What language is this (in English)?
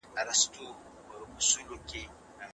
Pashto